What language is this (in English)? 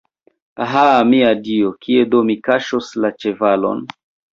Esperanto